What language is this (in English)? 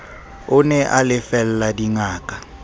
Southern Sotho